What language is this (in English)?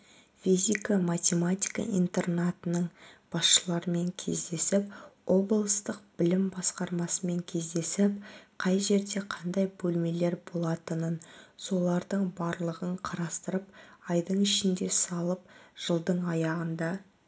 Kazakh